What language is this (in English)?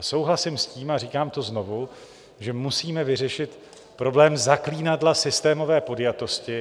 Czech